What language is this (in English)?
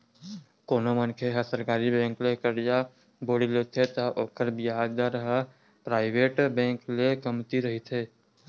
Chhattisgarhi